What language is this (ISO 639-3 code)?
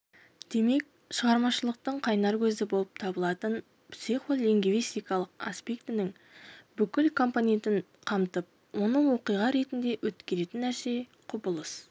kaz